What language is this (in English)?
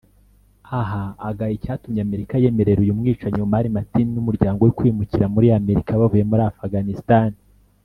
Kinyarwanda